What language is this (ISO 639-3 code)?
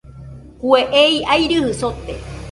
hux